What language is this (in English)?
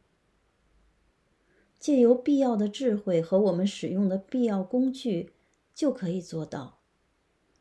Chinese